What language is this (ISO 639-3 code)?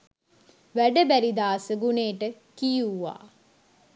sin